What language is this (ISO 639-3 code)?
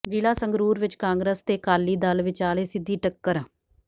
pan